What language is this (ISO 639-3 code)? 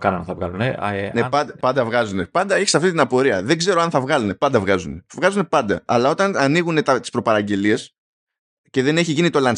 ell